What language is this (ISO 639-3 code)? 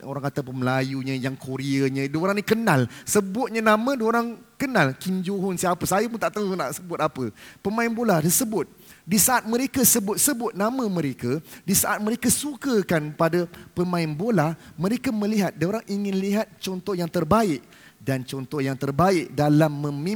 msa